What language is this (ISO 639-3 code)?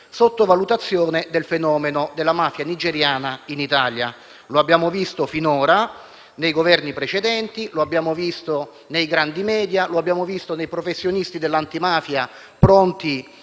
ita